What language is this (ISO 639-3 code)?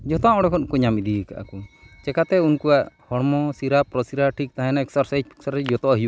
sat